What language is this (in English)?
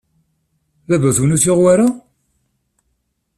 Kabyle